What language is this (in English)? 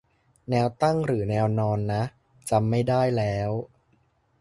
Thai